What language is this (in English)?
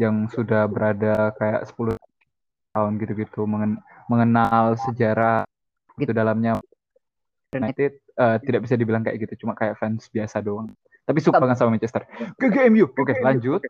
Indonesian